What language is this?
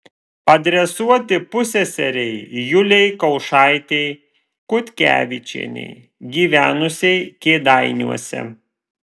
Lithuanian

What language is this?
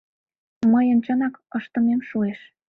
Mari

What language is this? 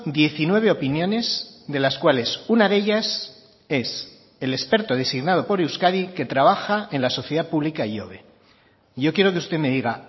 Spanish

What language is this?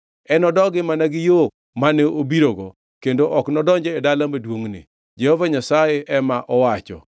Luo (Kenya and Tanzania)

